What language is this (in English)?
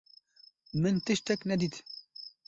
Kurdish